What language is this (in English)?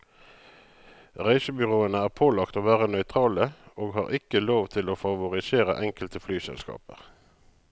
Norwegian